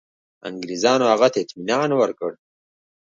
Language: Pashto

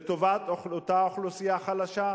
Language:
Hebrew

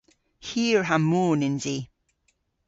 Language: Cornish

